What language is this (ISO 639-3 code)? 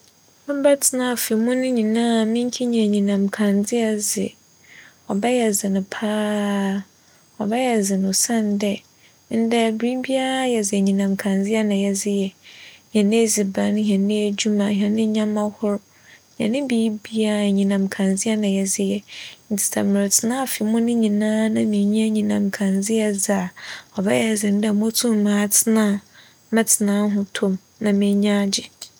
aka